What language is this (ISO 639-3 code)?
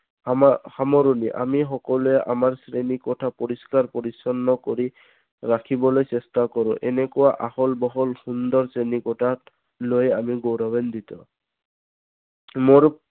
asm